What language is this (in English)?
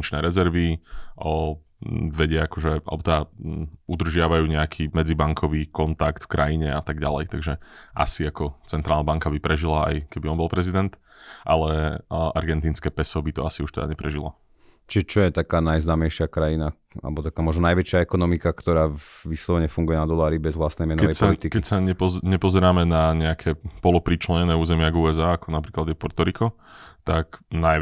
Slovak